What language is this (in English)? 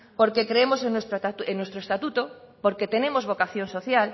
Spanish